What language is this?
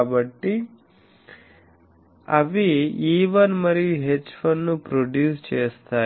Telugu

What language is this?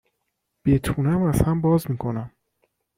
Persian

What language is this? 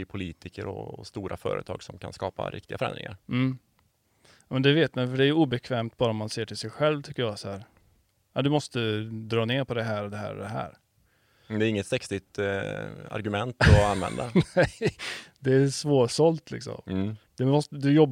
Swedish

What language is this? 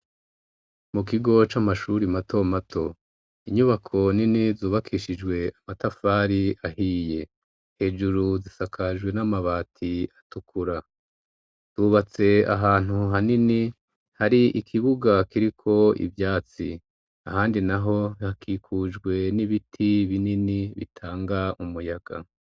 Rundi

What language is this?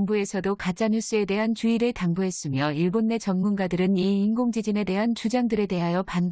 Korean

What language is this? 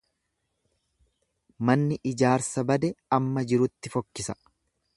Oromo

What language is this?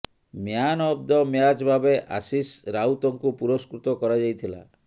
Odia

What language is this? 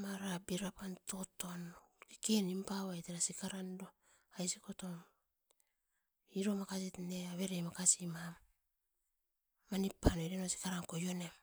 Askopan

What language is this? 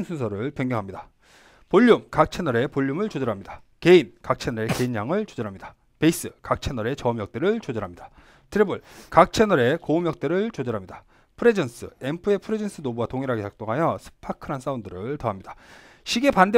Korean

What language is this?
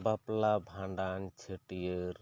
Santali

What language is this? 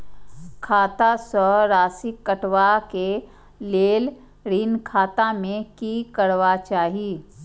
Maithili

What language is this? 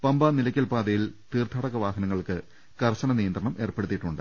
Malayalam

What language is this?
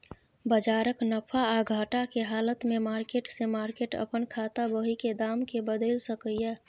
Maithili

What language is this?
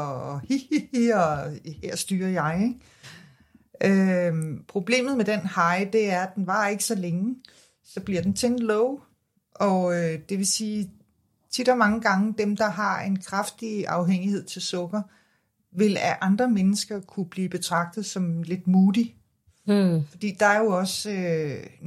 Danish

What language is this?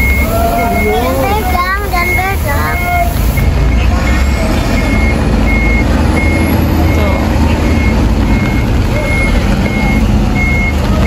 Indonesian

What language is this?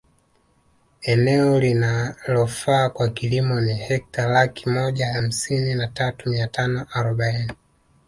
Swahili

